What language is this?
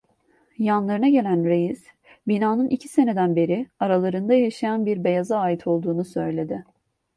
Turkish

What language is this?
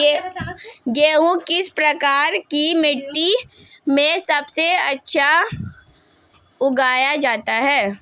Hindi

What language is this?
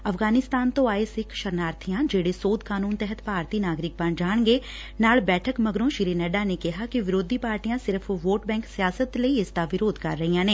Punjabi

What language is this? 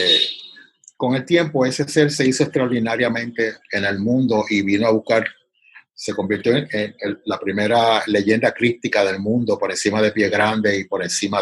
Spanish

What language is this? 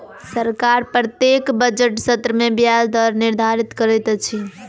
Maithili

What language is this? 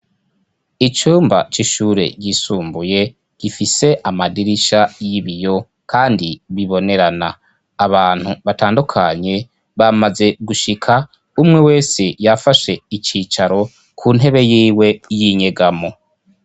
Rundi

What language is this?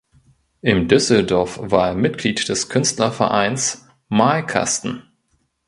German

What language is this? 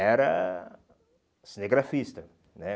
Portuguese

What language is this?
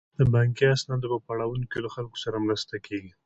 Pashto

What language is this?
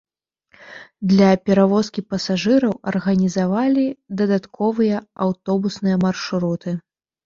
Belarusian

